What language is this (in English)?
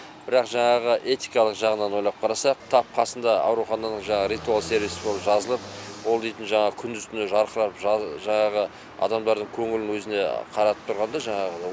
Kazakh